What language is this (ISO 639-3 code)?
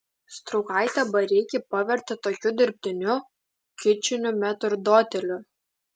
lit